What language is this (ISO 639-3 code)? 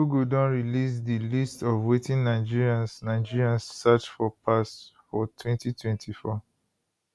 pcm